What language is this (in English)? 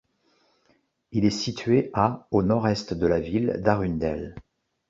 French